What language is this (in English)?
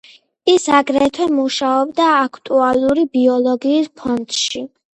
Georgian